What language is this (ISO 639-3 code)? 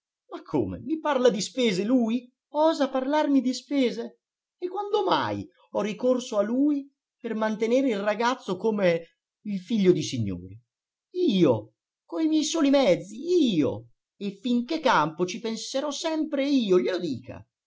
ita